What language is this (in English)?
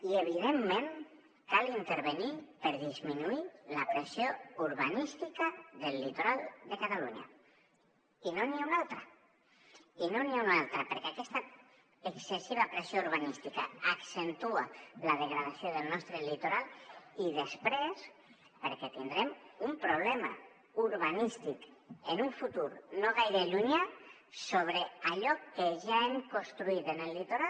Catalan